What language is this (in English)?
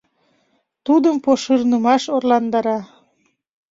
Mari